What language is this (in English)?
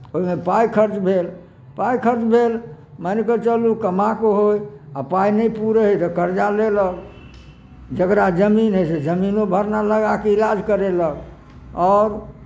Maithili